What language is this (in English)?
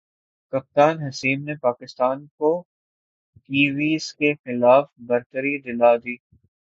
Urdu